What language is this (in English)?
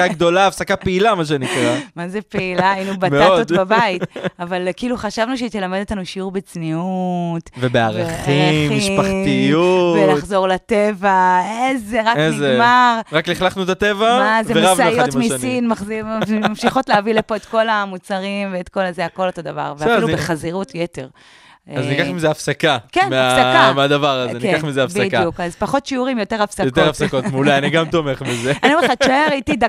Hebrew